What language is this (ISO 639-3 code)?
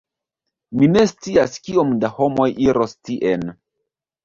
epo